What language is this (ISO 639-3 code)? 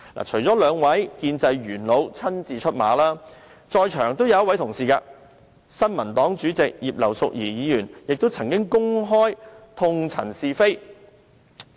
yue